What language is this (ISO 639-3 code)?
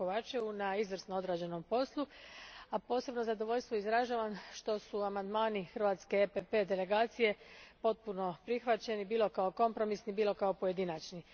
hrv